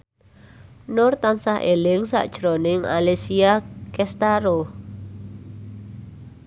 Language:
Javanese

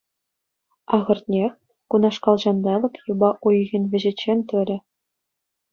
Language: Chuvash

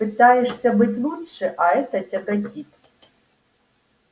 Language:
Russian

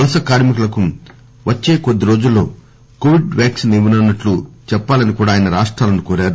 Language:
Telugu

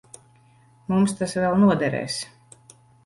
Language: Latvian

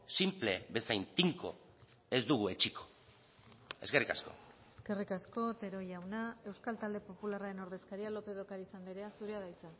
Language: Basque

